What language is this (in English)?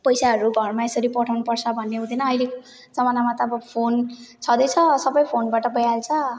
Nepali